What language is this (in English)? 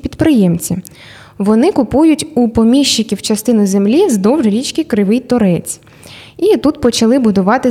Ukrainian